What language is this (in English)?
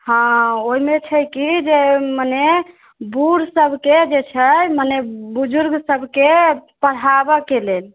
Maithili